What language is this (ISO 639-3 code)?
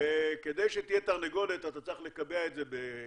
heb